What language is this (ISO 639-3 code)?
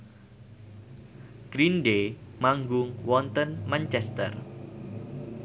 jav